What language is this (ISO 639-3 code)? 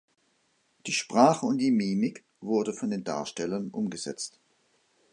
deu